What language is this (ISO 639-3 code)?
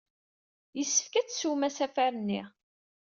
kab